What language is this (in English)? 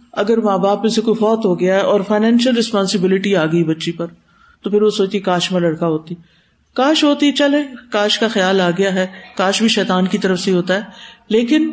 Urdu